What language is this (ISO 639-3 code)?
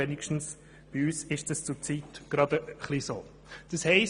gsw